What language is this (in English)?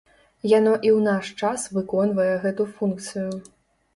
Belarusian